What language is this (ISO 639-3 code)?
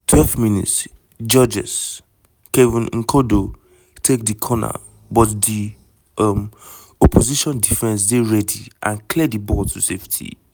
pcm